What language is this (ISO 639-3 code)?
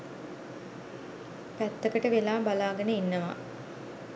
sin